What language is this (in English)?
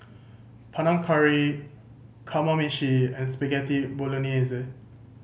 English